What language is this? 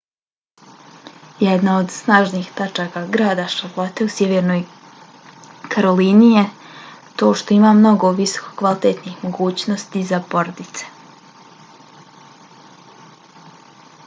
Bosnian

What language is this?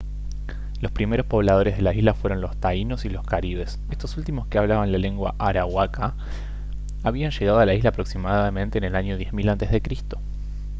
Spanish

